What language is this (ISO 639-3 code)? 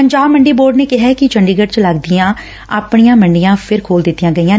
pan